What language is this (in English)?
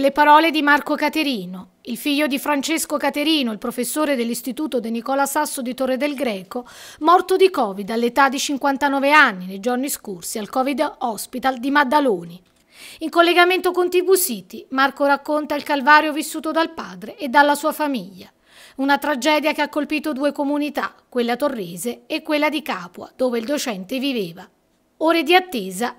Italian